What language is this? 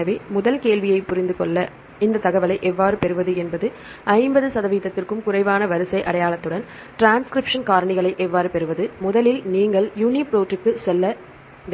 Tamil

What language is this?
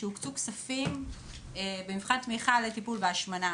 Hebrew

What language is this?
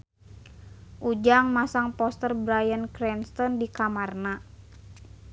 Sundanese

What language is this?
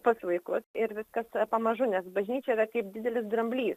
Lithuanian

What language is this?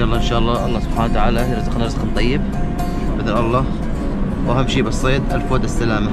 Arabic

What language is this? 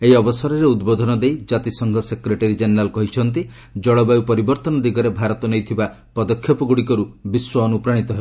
Odia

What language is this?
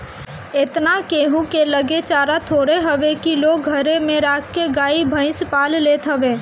Bhojpuri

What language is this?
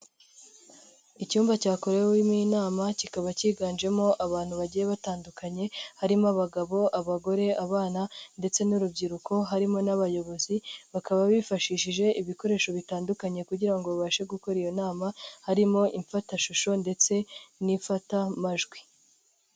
Kinyarwanda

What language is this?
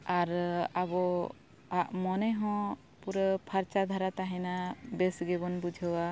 Santali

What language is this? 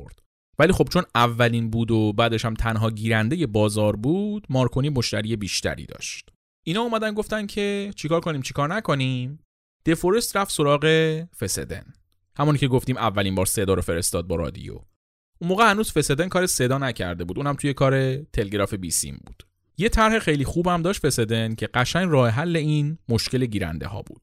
Persian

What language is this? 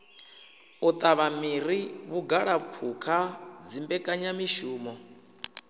Venda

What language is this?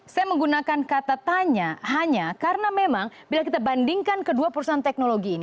Indonesian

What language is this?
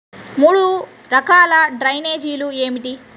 Telugu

